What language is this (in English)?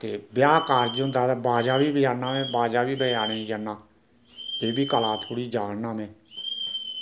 Dogri